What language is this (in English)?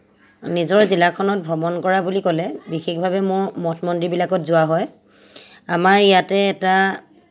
Assamese